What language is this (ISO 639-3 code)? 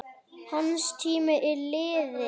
isl